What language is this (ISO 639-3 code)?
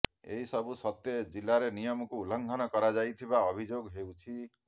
ori